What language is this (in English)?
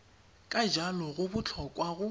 Tswana